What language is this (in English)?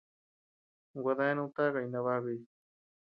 Tepeuxila Cuicatec